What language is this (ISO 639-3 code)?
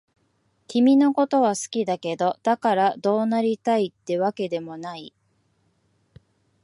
jpn